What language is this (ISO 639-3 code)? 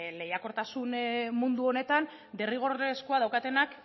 eus